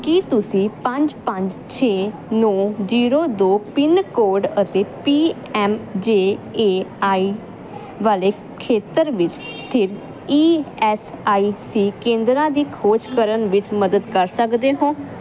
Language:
Punjabi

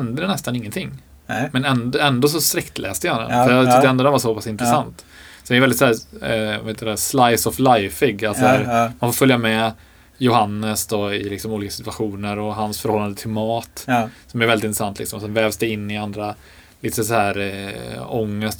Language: Swedish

